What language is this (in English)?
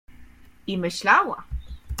Polish